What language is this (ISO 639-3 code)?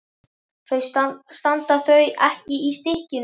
isl